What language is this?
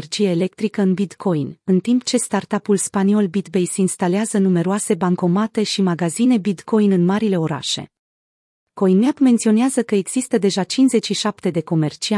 Romanian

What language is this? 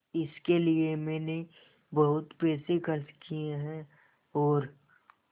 Hindi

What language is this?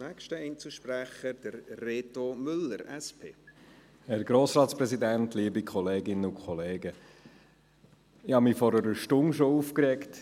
Swiss German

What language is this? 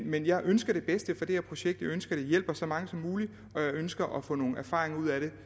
Danish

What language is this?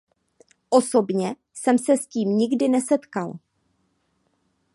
Czech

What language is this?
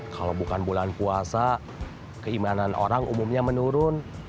Indonesian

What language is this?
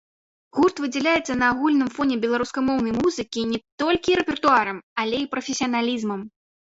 Belarusian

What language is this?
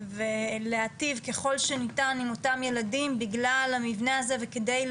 Hebrew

